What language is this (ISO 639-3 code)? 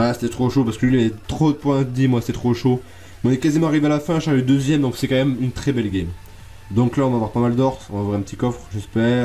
fra